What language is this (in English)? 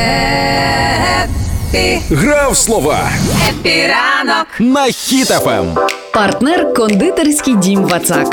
Ukrainian